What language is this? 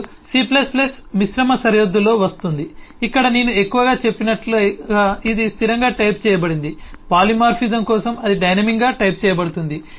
Telugu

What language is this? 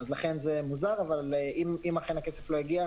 Hebrew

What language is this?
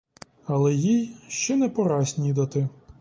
Ukrainian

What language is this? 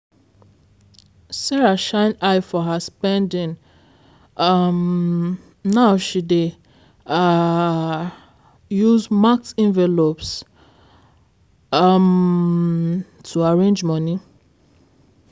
Nigerian Pidgin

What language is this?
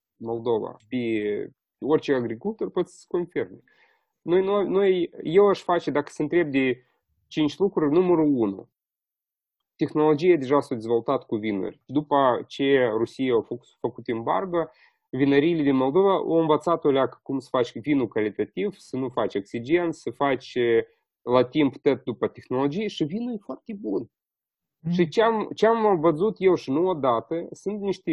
Romanian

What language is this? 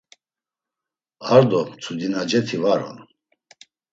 Laz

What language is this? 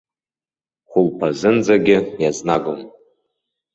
Abkhazian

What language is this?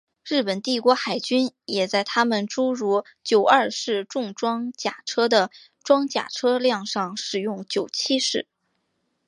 Chinese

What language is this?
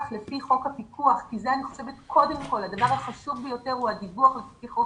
Hebrew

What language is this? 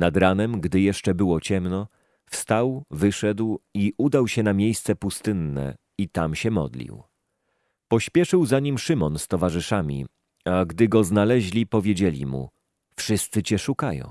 Polish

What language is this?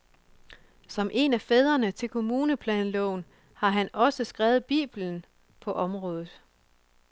Danish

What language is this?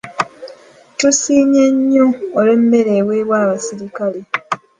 Ganda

